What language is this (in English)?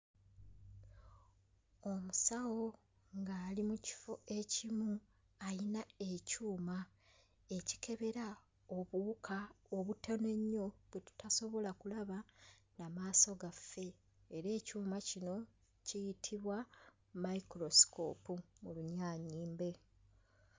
Ganda